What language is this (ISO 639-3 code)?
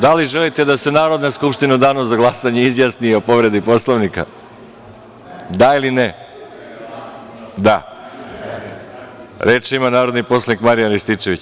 srp